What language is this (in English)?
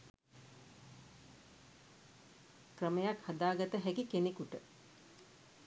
Sinhala